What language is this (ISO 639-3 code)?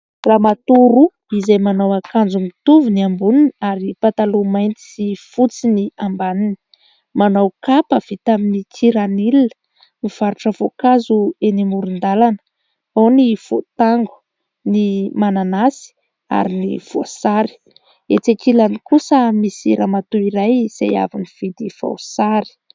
mlg